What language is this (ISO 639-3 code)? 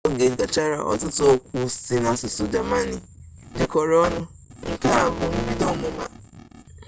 ibo